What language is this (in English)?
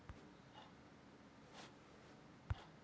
Magahi